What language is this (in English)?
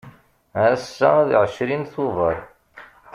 Kabyle